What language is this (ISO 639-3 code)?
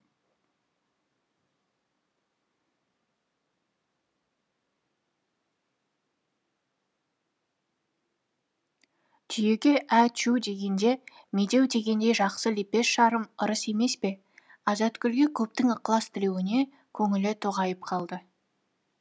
kaz